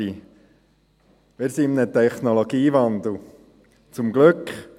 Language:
Swiss German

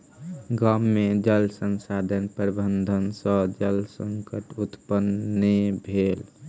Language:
Maithili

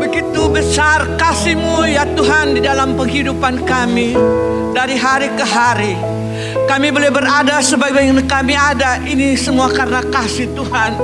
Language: Indonesian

